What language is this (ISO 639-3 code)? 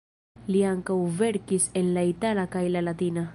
epo